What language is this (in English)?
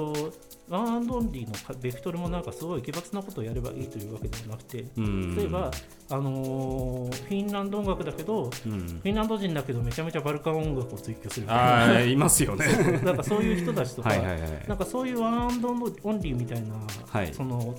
Japanese